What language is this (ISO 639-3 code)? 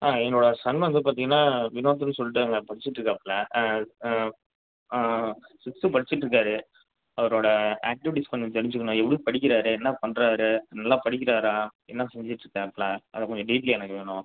tam